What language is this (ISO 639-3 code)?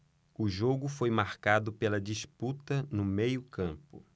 por